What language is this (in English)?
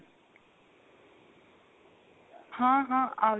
Punjabi